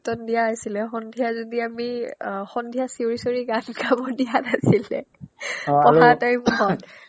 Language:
Assamese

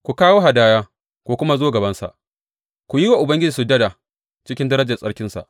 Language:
Hausa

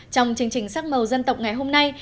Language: Vietnamese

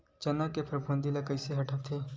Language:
Chhattisgarhi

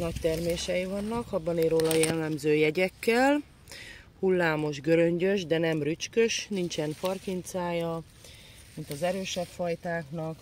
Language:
Hungarian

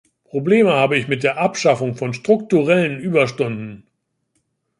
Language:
German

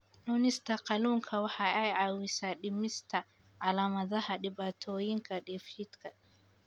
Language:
Somali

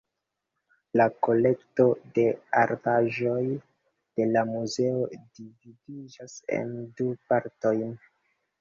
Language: Esperanto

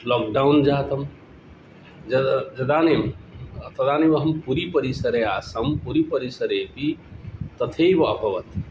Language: Sanskrit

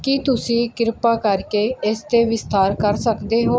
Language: Punjabi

